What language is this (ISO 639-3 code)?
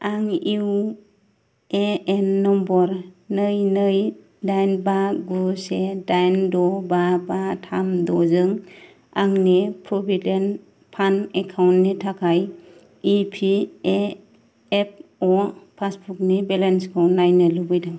brx